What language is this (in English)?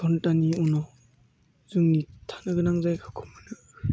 Bodo